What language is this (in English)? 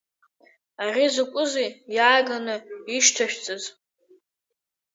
Abkhazian